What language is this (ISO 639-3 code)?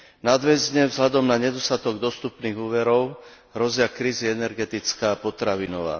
slk